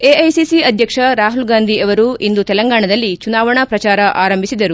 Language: Kannada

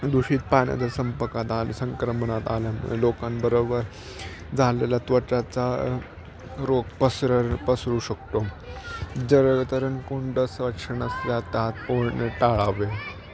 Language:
Marathi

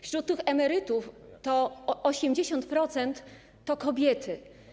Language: Polish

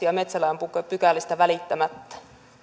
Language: Finnish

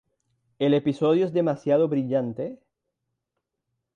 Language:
Spanish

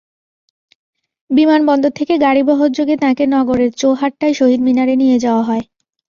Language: Bangla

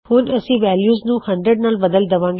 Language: Punjabi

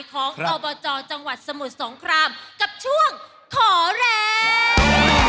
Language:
Thai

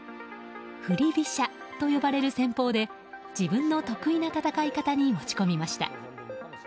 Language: Japanese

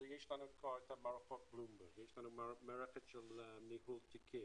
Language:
Hebrew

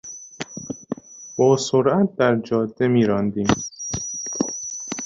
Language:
Persian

